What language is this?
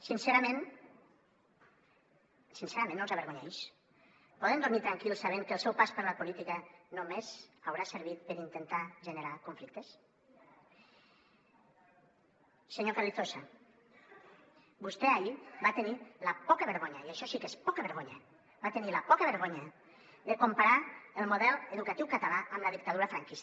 Catalan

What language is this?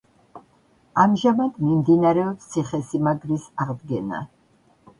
Georgian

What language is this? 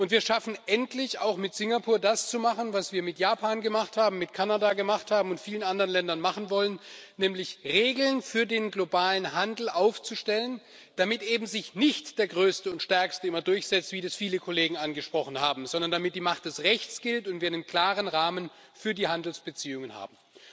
German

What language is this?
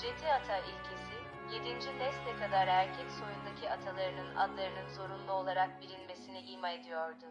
Turkish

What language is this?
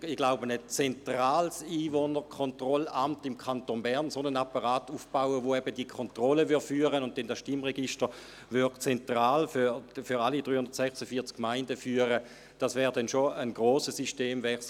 Swiss German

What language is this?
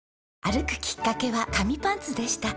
Japanese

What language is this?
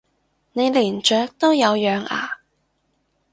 Cantonese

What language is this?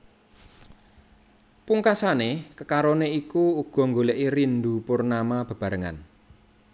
Javanese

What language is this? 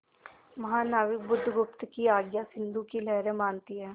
Hindi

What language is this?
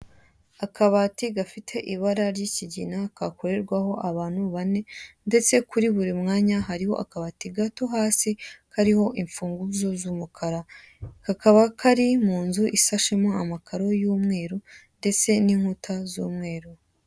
Kinyarwanda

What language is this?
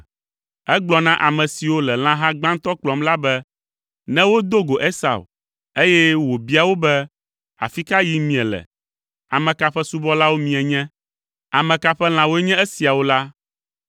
Ewe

